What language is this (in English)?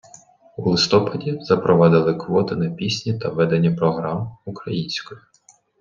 Ukrainian